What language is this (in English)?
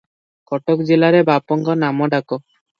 Odia